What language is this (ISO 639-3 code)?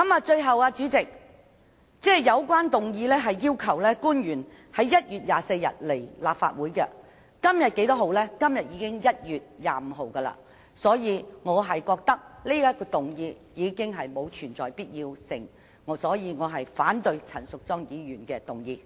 yue